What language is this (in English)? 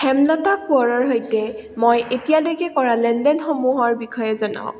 Assamese